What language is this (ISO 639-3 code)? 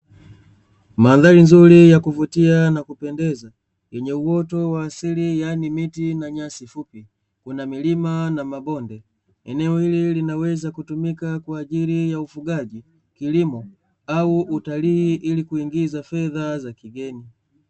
swa